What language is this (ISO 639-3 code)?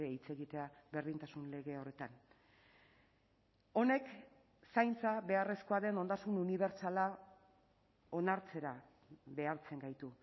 eus